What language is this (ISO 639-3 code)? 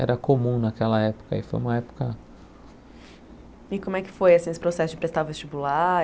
por